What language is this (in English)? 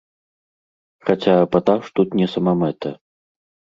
Belarusian